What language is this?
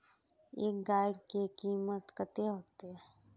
Magahi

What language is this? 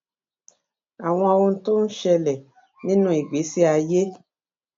Yoruba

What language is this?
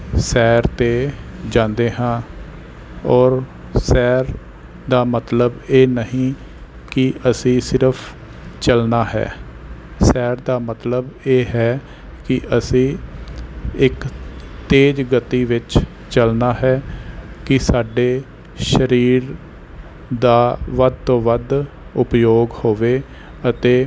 Punjabi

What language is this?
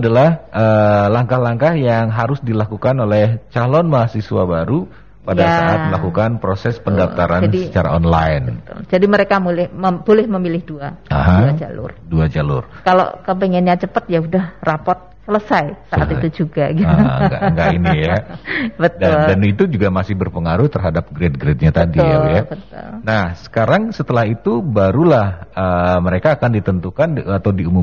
Indonesian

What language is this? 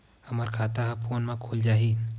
Chhattisgarhi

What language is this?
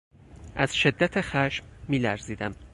Persian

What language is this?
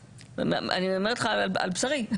Hebrew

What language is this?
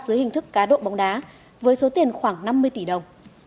Vietnamese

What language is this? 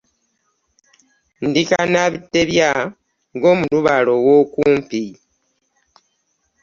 Ganda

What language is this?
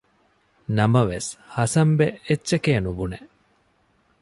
Divehi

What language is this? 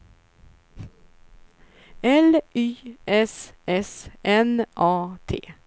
Swedish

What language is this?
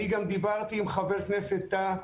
Hebrew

